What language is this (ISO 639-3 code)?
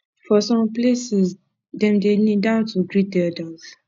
pcm